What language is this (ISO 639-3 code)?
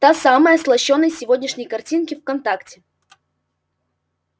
rus